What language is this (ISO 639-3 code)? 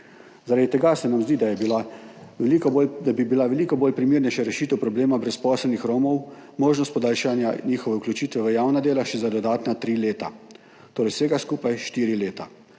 slv